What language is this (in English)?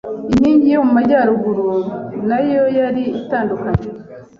Kinyarwanda